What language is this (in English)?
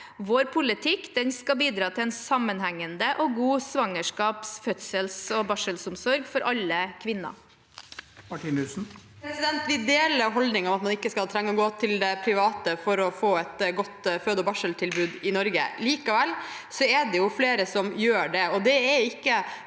Norwegian